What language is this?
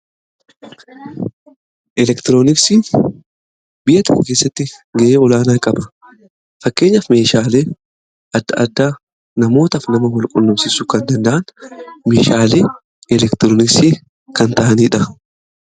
Oromo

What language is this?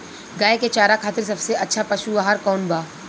Bhojpuri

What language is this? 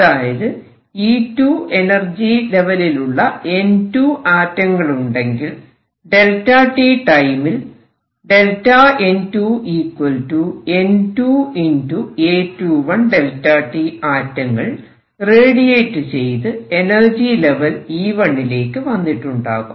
Malayalam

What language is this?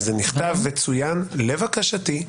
Hebrew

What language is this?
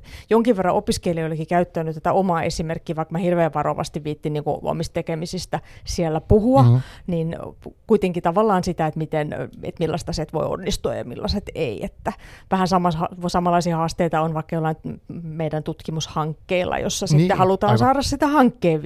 Finnish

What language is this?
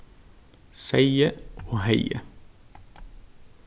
Faroese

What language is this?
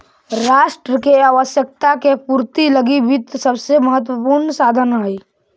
Magahi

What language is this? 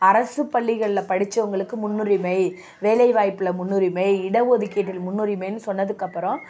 Tamil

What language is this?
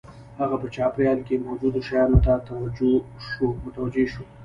Pashto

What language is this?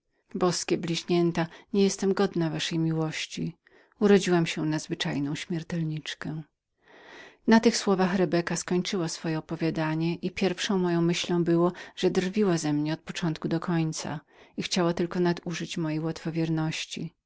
Polish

